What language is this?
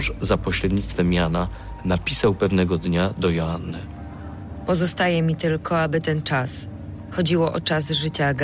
Polish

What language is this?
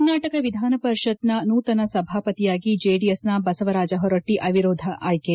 Kannada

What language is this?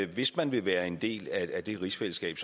Danish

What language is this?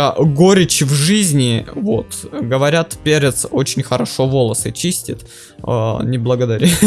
Russian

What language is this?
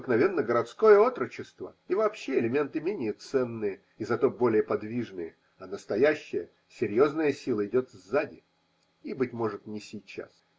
Russian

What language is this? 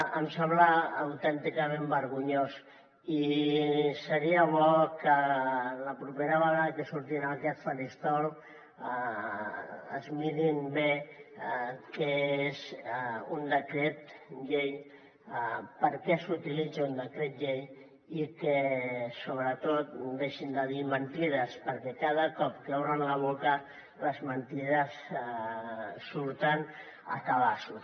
Catalan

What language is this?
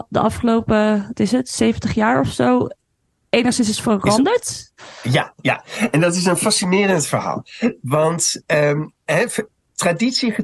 Dutch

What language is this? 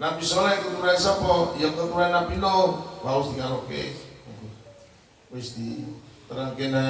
Indonesian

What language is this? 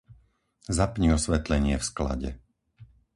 Slovak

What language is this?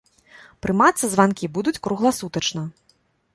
Belarusian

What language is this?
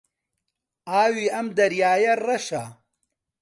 Central Kurdish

